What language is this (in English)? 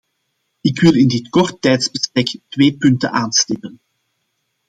Dutch